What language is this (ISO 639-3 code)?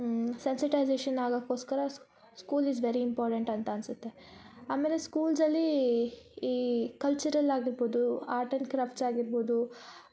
kan